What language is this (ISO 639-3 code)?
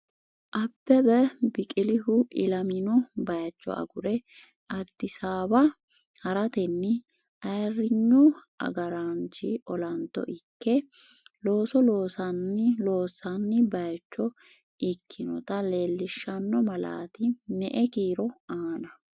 sid